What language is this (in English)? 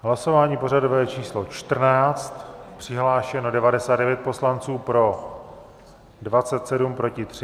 Czech